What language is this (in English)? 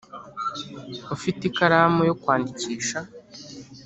Kinyarwanda